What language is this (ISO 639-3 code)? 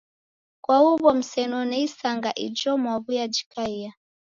dav